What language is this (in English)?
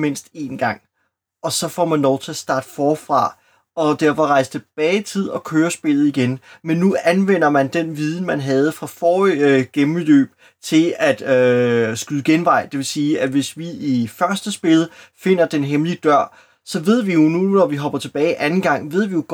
Danish